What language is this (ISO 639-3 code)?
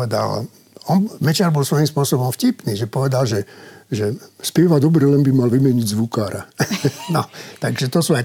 slk